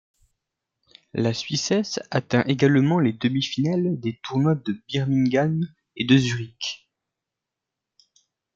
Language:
French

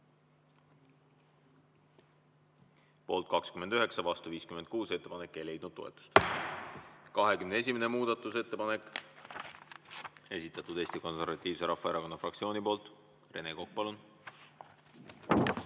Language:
Estonian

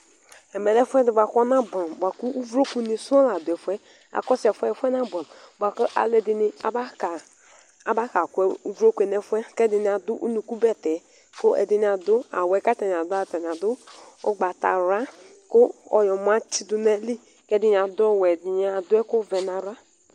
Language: Ikposo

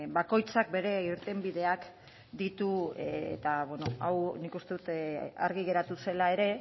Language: Basque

